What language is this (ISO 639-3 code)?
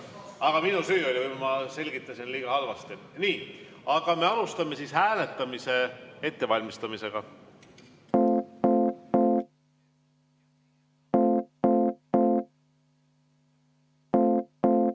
est